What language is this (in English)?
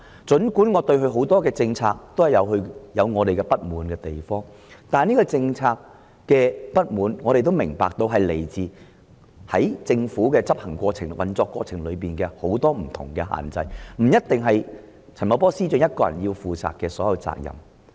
Cantonese